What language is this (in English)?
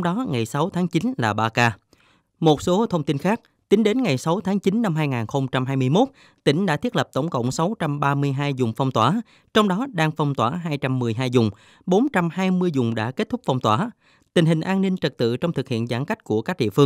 Vietnamese